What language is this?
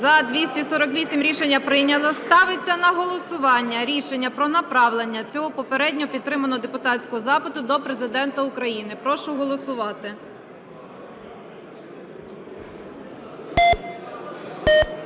Ukrainian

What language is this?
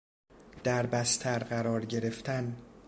Persian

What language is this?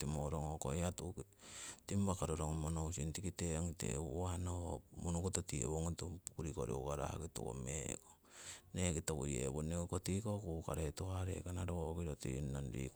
Siwai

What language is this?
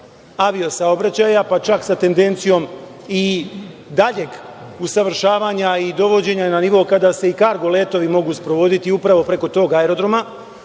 Serbian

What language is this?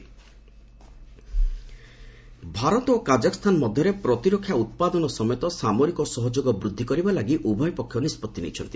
Odia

